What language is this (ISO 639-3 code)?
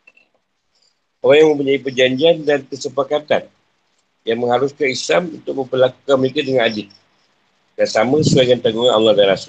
msa